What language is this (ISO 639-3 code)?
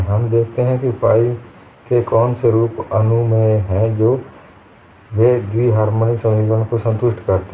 hin